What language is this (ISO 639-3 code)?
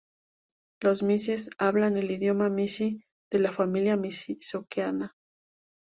spa